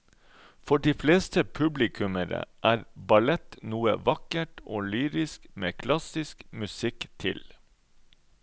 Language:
Norwegian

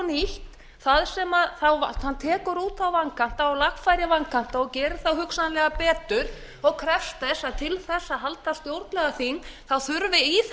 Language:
Icelandic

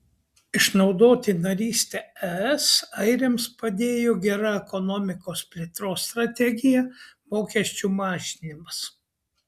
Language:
Lithuanian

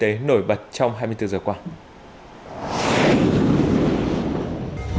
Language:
Vietnamese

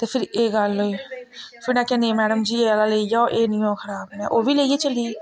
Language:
Dogri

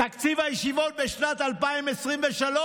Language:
Hebrew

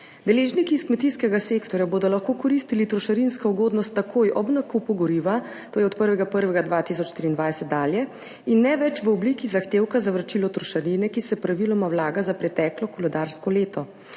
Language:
Slovenian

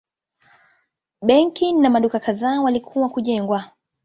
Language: Swahili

